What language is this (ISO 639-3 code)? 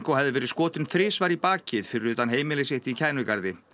isl